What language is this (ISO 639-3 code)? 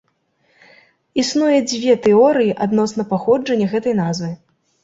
bel